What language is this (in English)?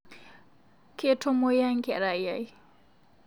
Masai